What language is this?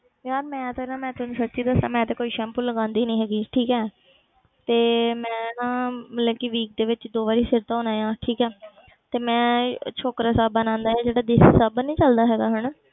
Punjabi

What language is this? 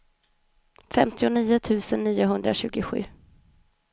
Swedish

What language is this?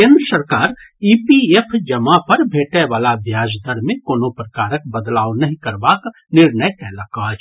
Maithili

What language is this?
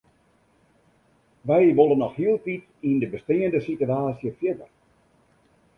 Western Frisian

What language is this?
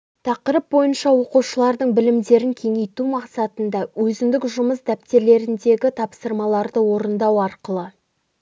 Kazakh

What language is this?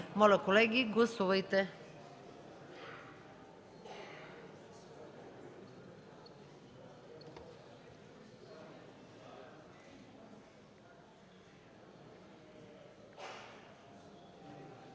Bulgarian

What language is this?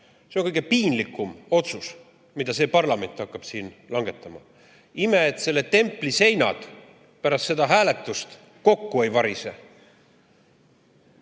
Estonian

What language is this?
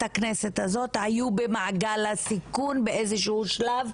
Hebrew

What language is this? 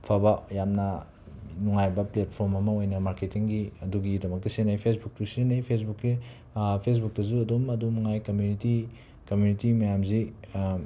Manipuri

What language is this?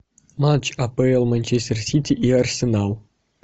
Russian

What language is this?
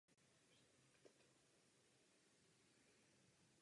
Czech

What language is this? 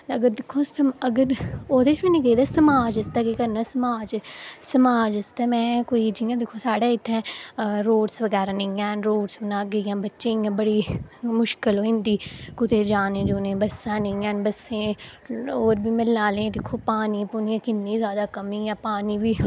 Dogri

